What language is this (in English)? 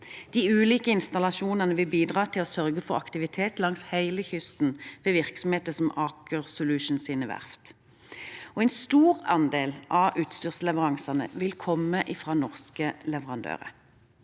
Norwegian